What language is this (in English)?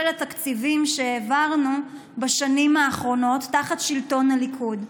Hebrew